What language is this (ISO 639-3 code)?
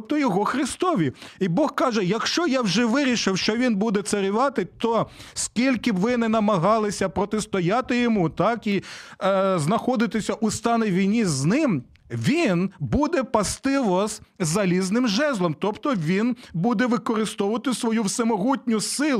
ukr